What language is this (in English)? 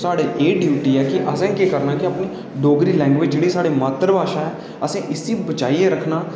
Dogri